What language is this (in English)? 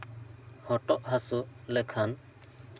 Santali